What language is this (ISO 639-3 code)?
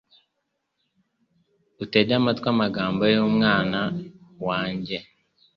kin